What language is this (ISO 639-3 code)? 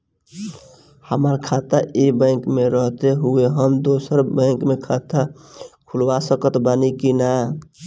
bho